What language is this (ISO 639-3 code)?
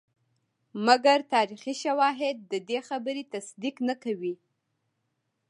pus